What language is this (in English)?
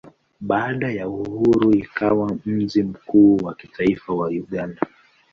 Swahili